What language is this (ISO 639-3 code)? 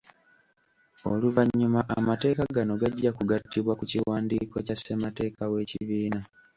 lug